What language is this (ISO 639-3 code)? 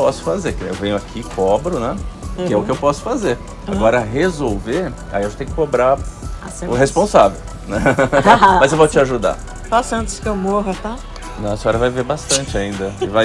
por